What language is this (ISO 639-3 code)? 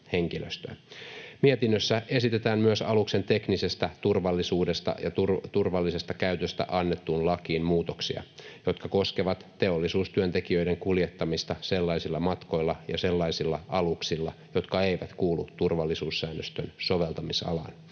fin